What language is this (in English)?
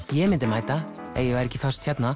Icelandic